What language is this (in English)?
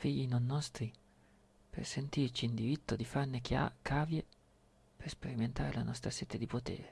Italian